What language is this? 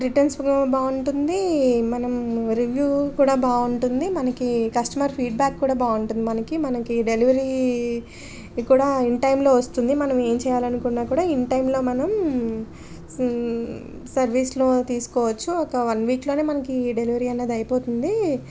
Telugu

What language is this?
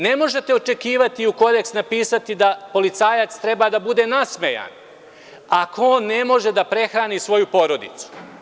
Serbian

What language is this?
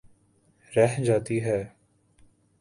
Urdu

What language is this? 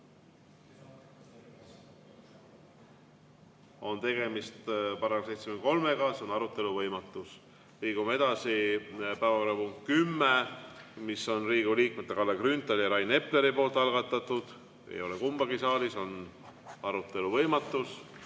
Estonian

